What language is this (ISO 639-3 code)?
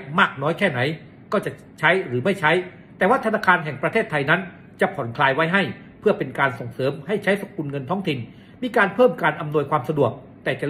tha